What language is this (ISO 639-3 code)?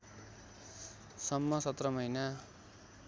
nep